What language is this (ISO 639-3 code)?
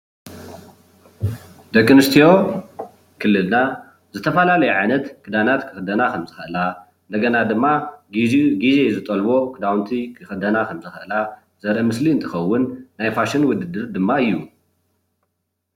tir